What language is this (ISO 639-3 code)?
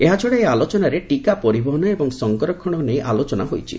ori